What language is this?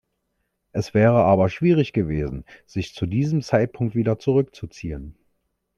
German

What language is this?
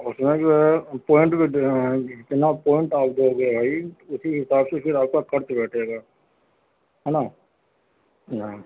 Urdu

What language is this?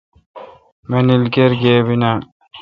Kalkoti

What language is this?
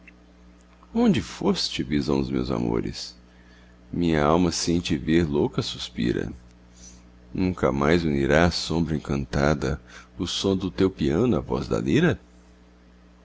Portuguese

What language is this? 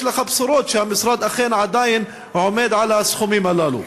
Hebrew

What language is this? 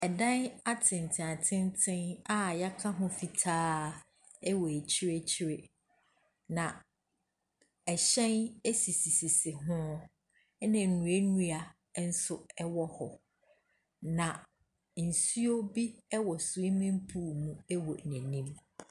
Akan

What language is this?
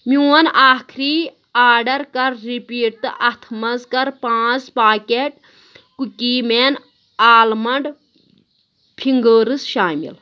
Kashmiri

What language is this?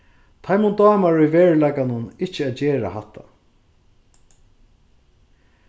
Faroese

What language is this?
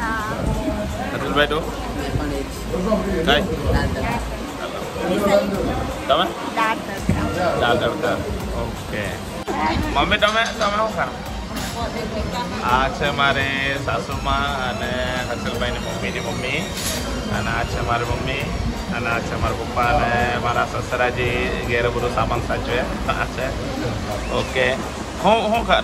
Indonesian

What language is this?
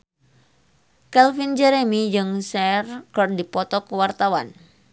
Sundanese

